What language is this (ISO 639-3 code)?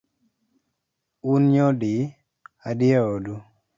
luo